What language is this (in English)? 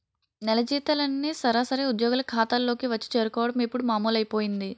Telugu